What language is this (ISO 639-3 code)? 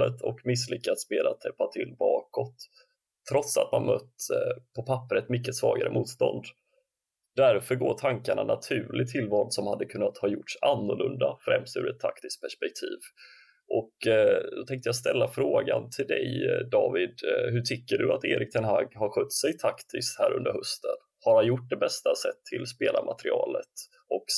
swe